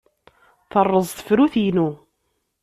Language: Kabyle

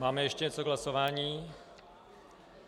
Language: Czech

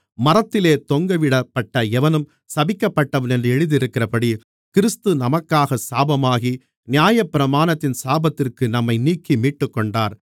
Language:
Tamil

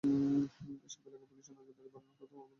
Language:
Bangla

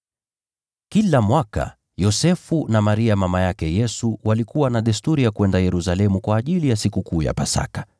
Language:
Swahili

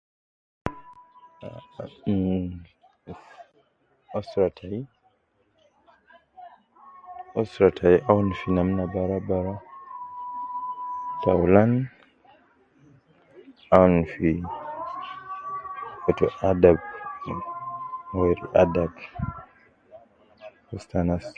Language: Nubi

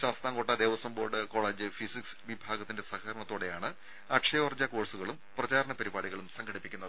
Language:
Malayalam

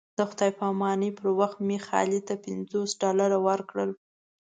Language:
Pashto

